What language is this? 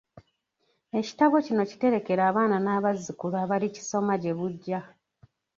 Ganda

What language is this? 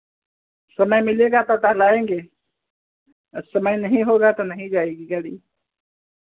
Hindi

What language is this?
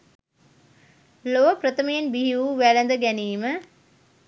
Sinhala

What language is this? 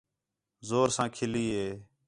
Khetrani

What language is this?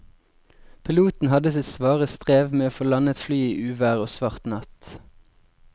Norwegian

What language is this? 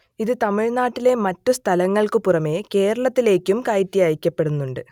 Malayalam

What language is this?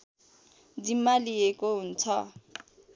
Nepali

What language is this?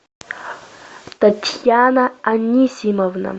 Russian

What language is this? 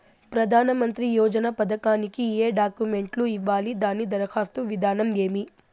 Telugu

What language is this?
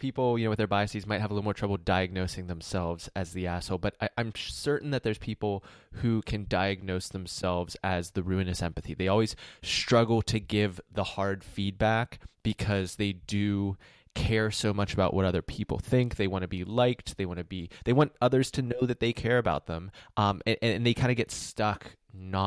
English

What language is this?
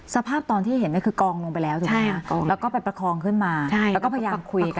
Thai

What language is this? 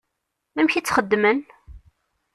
Kabyle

